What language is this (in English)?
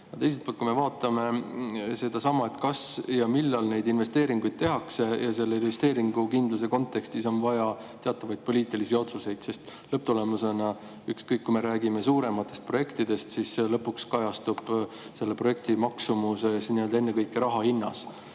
Estonian